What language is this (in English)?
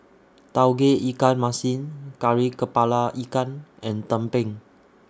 English